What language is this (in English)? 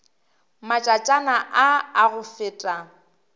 Northern Sotho